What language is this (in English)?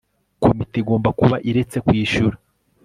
Kinyarwanda